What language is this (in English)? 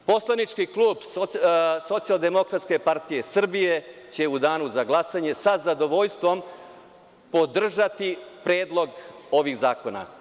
Serbian